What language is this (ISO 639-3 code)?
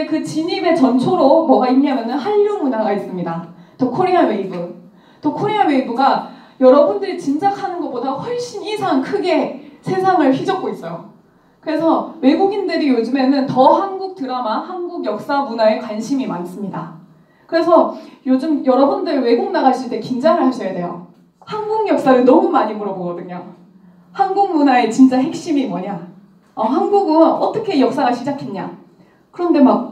kor